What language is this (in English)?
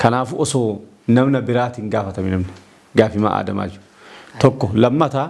Arabic